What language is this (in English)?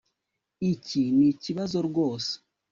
Kinyarwanda